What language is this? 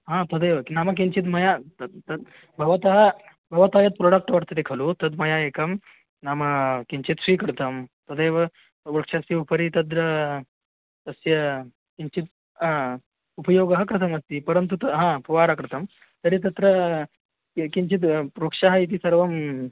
Sanskrit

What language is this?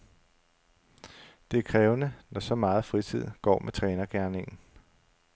Danish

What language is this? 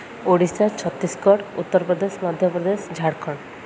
Odia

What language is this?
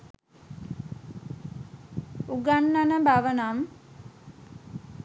Sinhala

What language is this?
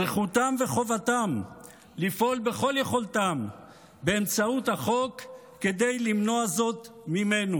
Hebrew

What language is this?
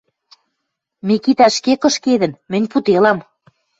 Western Mari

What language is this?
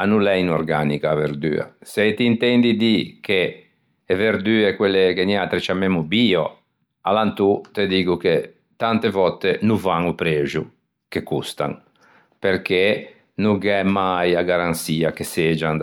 Ligurian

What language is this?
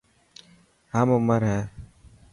Dhatki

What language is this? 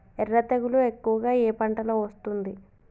Telugu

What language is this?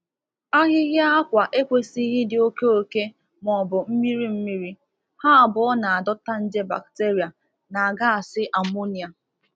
Igbo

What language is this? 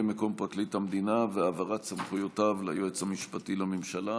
Hebrew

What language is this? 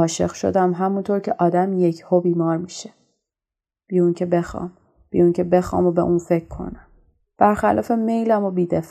Persian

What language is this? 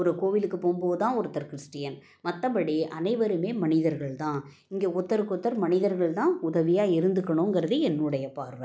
Tamil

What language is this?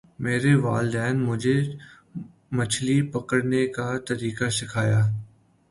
Urdu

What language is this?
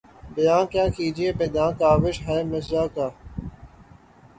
Urdu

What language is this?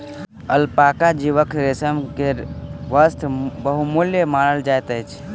Maithili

